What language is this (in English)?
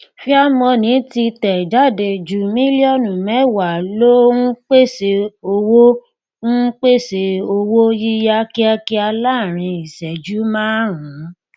Yoruba